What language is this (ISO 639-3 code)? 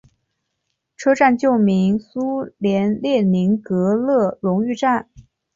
zho